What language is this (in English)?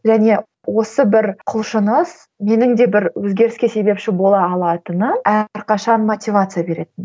Kazakh